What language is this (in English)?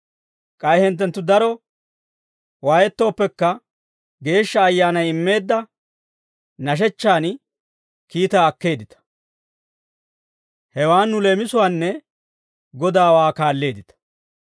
Dawro